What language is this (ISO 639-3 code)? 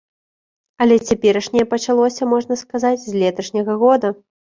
bel